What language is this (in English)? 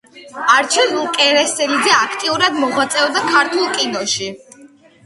Georgian